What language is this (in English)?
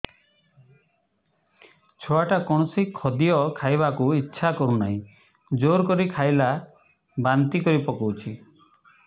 Odia